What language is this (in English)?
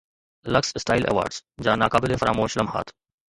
Sindhi